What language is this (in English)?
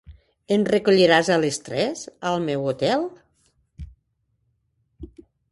Catalan